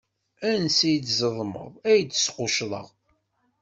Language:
Kabyle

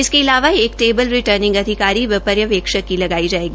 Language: Hindi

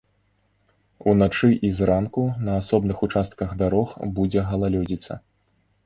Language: Belarusian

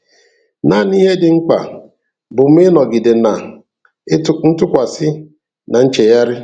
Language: Igbo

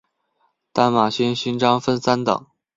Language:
Chinese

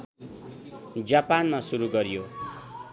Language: Nepali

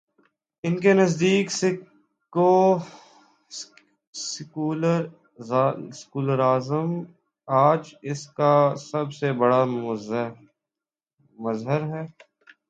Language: Urdu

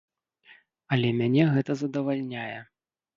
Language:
Belarusian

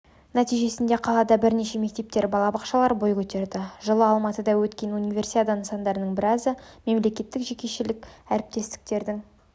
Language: Kazakh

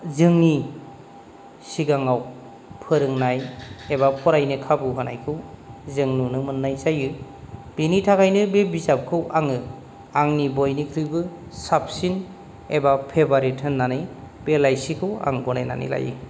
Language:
Bodo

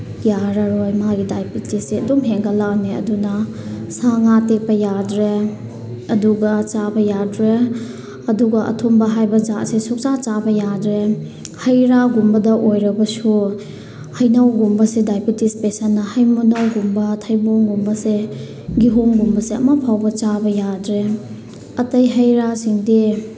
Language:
Manipuri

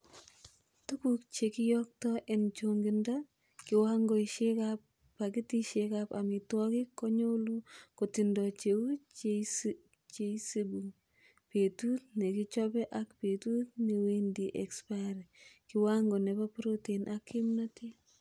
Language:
Kalenjin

